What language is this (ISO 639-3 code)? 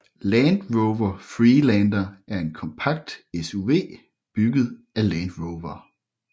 dan